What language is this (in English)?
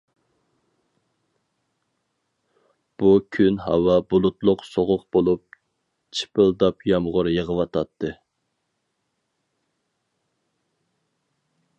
Uyghur